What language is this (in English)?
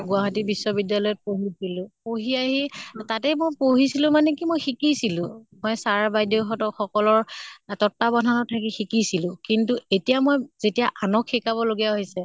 Assamese